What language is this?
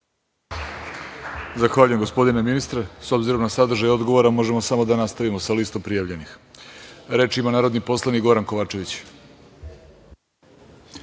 Serbian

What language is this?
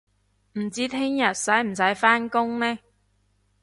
Cantonese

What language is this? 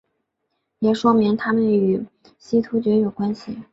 Chinese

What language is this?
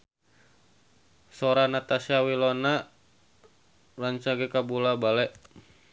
Sundanese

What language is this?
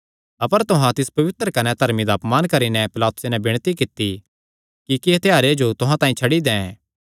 Kangri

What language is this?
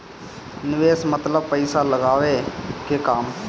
Bhojpuri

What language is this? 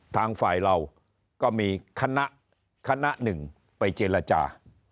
Thai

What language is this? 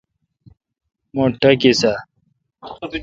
Kalkoti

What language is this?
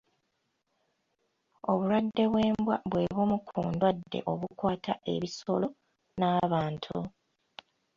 Ganda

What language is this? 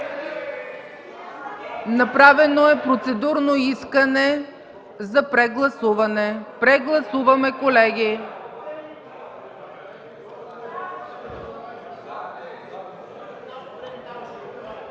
Bulgarian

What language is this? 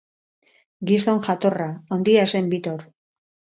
Basque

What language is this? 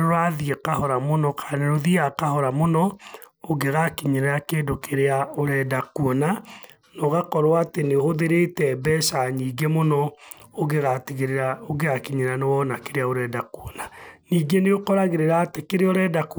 Kikuyu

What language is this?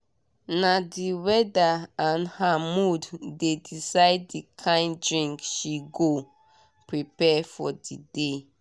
Nigerian Pidgin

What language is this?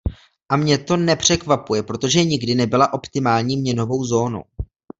Czech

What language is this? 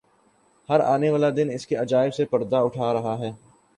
Urdu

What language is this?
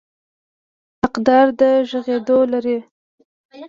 Pashto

